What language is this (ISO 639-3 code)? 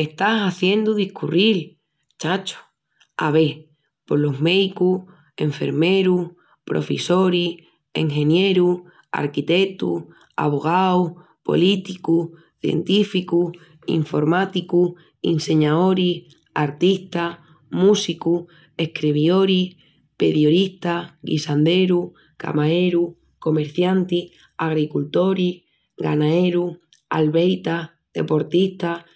ext